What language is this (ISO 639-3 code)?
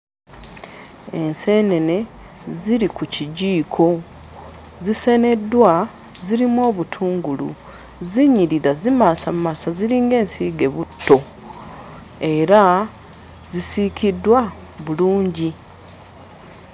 lug